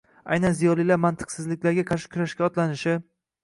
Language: Uzbek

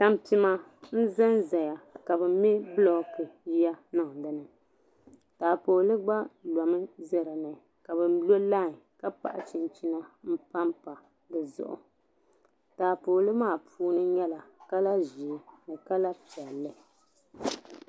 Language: Dagbani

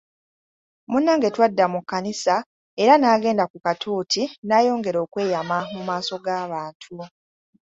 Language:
Ganda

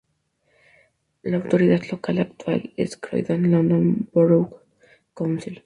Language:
Spanish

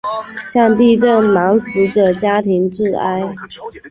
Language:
Chinese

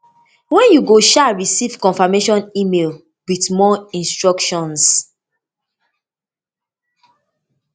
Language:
Nigerian Pidgin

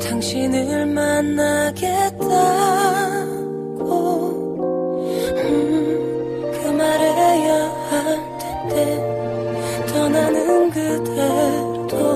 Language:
Korean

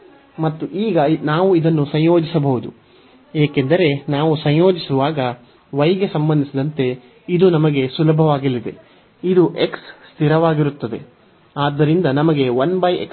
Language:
Kannada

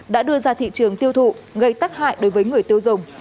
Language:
Vietnamese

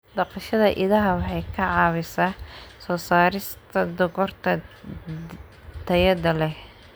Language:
Somali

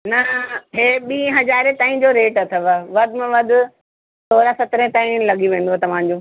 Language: Sindhi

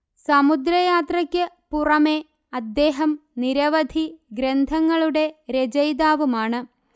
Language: Malayalam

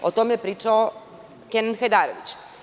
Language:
Serbian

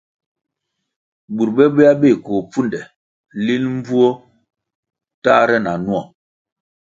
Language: Kwasio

